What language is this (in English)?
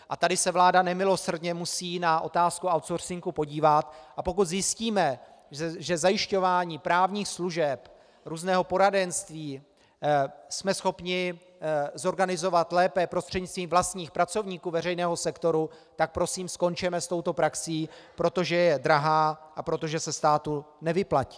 Czech